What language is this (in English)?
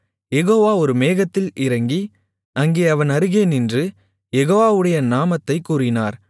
Tamil